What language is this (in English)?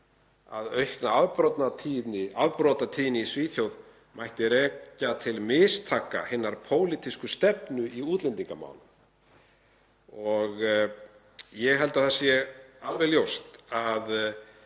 Icelandic